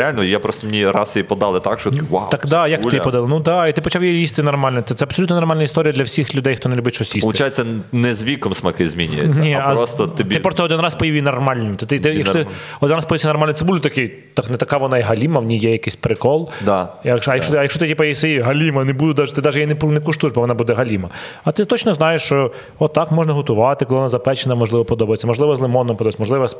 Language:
Ukrainian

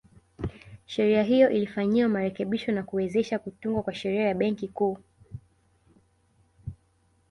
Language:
Swahili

